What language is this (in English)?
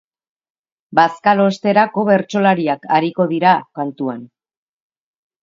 Basque